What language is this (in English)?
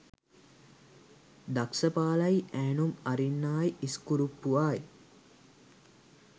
Sinhala